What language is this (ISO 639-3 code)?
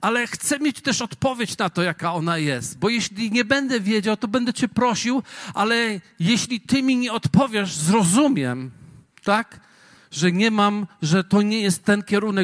pol